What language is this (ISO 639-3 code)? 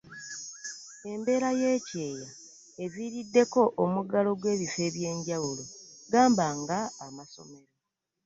lug